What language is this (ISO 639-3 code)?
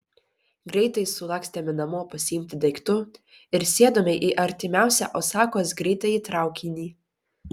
lit